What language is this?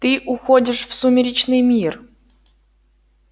Russian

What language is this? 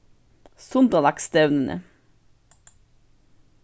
Faroese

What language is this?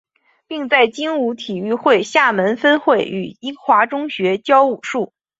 Chinese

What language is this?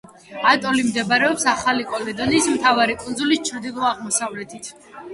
Georgian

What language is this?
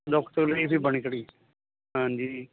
Punjabi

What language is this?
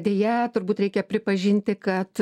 Lithuanian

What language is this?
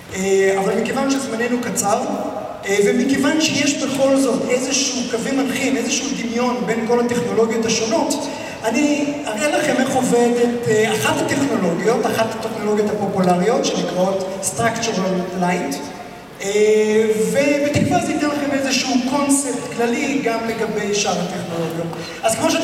Hebrew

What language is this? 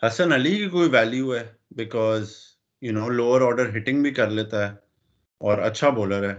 Urdu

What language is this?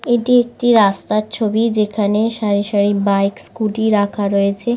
Bangla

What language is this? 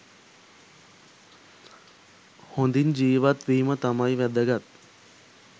Sinhala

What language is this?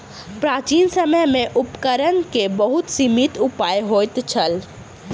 Maithili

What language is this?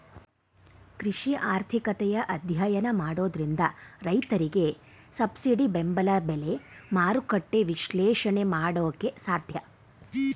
Kannada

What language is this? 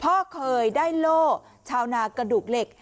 Thai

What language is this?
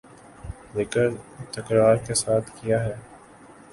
Urdu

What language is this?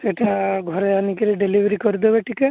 Odia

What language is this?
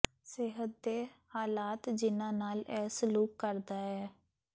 Punjabi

